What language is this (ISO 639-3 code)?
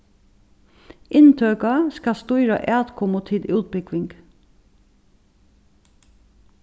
fao